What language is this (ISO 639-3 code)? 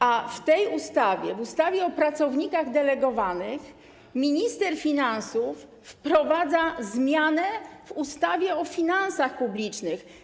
pol